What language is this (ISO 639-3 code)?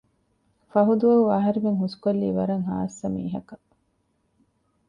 div